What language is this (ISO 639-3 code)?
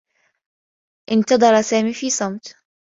ara